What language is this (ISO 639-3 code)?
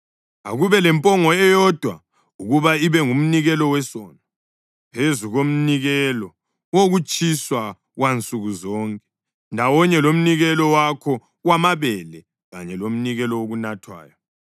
nde